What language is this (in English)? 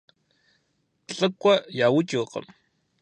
Kabardian